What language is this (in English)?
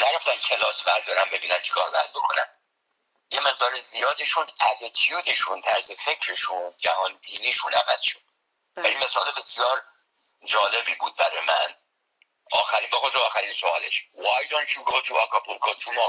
Persian